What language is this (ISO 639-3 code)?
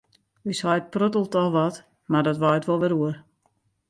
fry